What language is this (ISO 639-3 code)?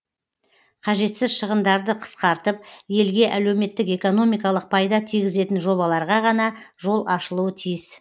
kaz